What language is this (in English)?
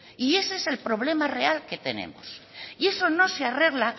Spanish